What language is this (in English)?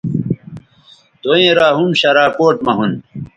Bateri